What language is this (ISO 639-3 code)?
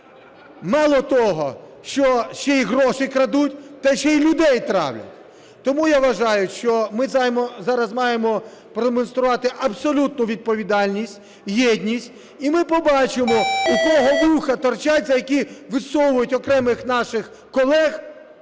ukr